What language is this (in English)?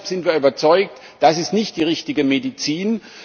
German